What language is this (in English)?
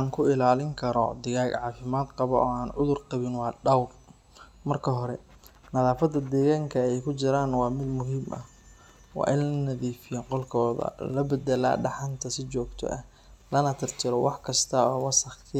Somali